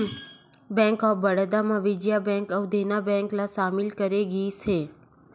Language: Chhattisgarhi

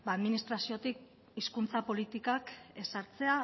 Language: Basque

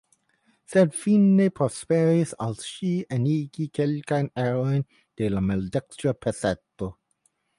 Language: Esperanto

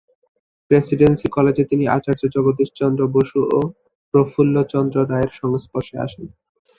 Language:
Bangla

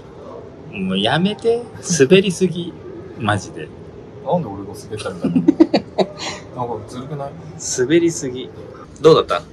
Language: Japanese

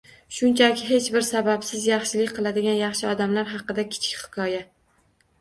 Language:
Uzbek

